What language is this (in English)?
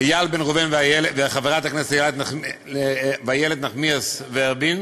Hebrew